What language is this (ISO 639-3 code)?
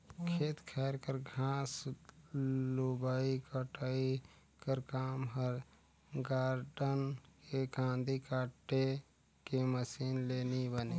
hne